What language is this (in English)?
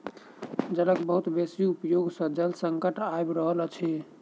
Maithili